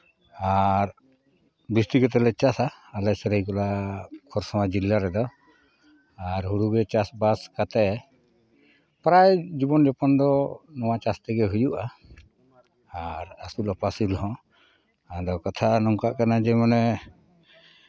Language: Santali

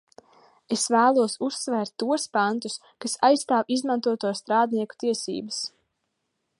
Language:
Latvian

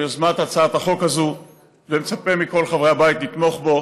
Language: Hebrew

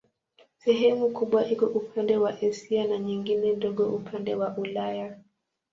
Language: Swahili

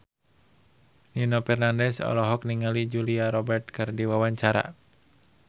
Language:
Sundanese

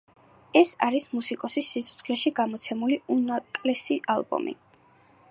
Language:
Georgian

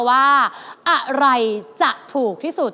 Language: Thai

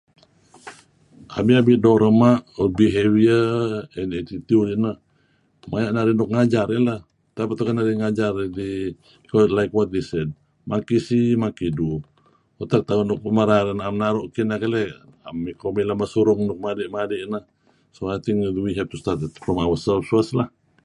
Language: Kelabit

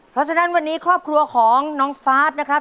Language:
Thai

